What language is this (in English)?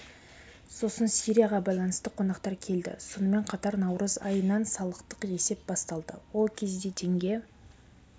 Kazakh